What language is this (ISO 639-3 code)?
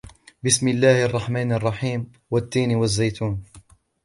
ara